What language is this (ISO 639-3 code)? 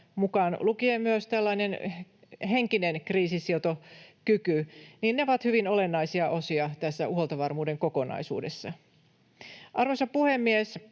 fin